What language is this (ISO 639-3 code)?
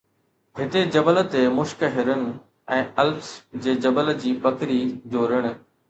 snd